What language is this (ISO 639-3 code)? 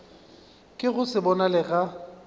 nso